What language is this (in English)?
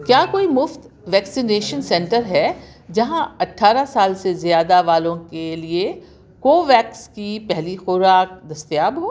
Urdu